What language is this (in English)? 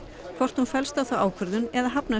Icelandic